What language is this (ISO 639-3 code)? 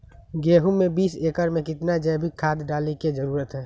mag